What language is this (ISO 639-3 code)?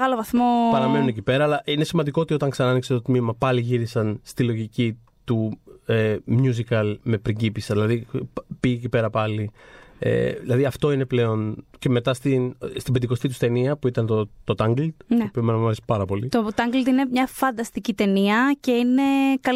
ell